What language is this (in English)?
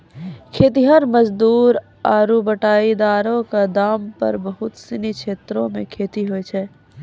Maithili